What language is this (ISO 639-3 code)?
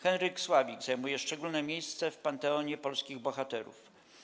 pol